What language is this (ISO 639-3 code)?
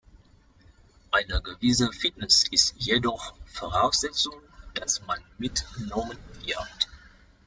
deu